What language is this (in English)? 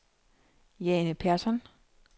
Danish